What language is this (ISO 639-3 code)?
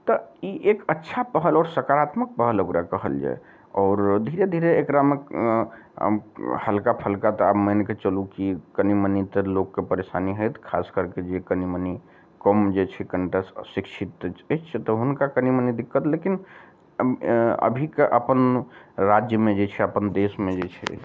mai